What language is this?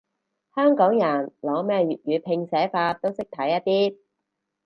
Cantonese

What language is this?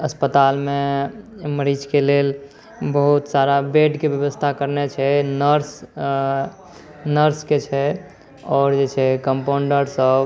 Maithili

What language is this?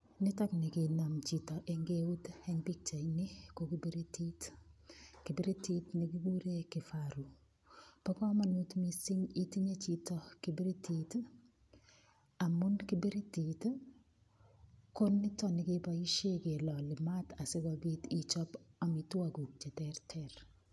Kalenjin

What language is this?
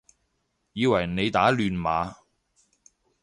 Cantonese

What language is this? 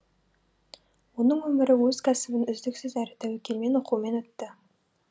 Kazakh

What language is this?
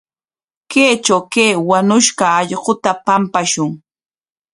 Corongo Ancash Quechua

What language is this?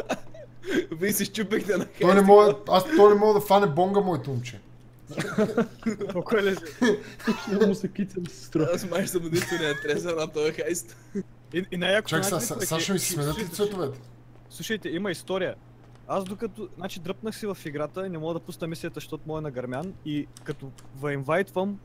Bulgarian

